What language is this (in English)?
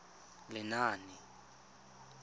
Tswana